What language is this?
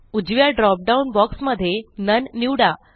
Marathi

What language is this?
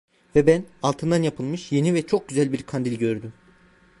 Turkish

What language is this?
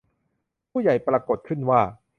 Thai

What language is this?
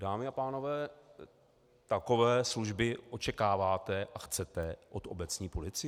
Czech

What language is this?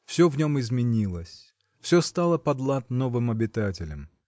Russian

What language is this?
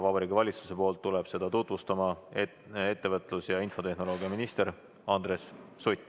Estonian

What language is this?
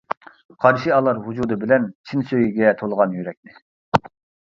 Uyghur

